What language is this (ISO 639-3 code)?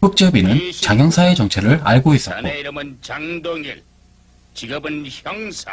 kor